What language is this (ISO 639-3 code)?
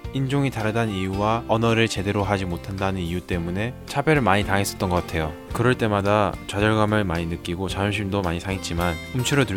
kor